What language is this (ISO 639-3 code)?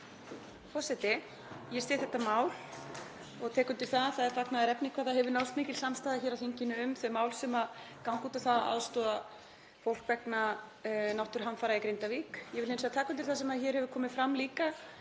isl